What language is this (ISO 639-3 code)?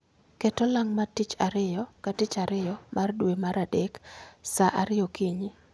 luo